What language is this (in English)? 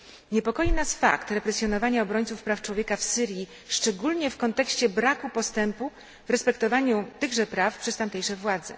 Polish